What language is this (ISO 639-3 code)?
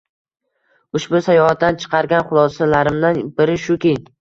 uzb